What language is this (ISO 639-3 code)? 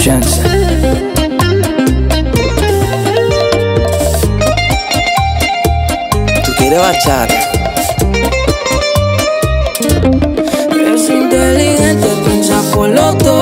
ron